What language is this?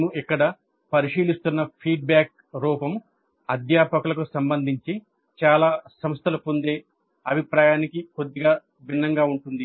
Telugu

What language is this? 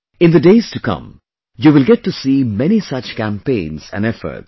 English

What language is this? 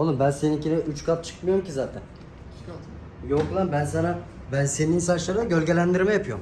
Turkish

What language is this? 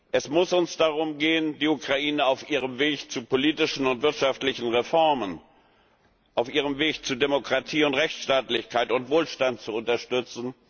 German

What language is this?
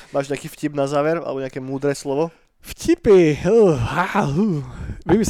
Slovak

